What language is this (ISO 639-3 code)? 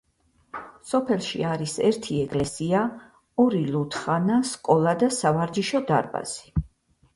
kat